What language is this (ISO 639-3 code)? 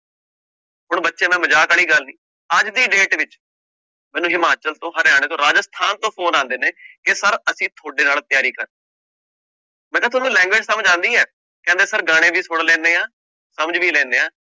pan